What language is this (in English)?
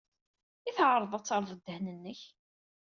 Kabyle